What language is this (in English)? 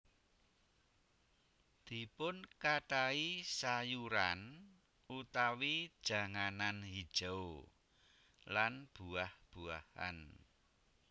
Javanese